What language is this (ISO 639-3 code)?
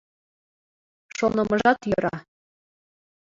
chm